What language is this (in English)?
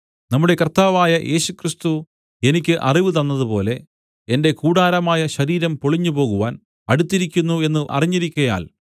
Malayalam